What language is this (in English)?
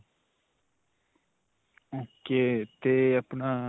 Punjabi